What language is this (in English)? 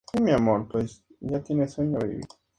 Spanish